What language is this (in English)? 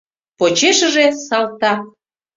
Mari